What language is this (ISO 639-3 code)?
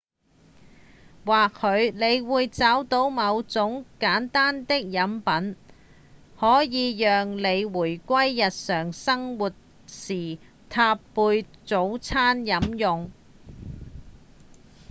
yue